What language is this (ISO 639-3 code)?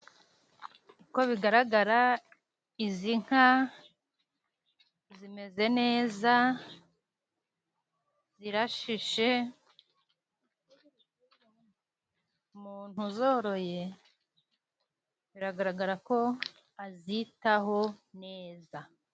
kin